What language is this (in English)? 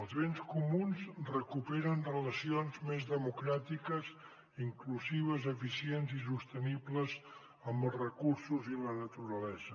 Catalan